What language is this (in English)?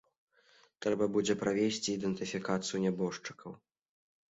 Belarusian